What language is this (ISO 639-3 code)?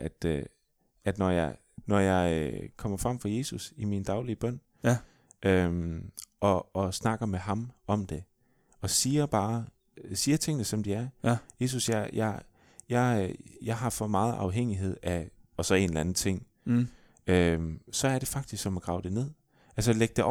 dan